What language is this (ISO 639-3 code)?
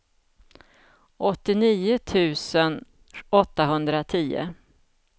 swe